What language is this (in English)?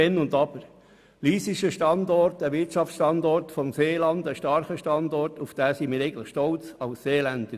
Swiss German